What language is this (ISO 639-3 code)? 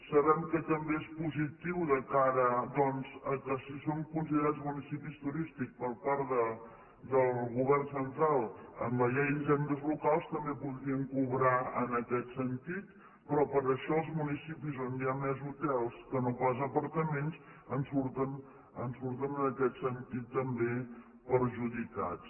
cat